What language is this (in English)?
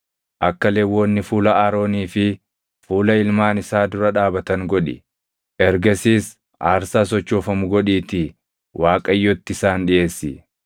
Oromo